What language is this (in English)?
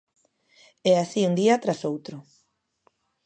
Galician